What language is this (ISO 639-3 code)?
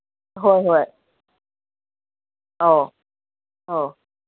mni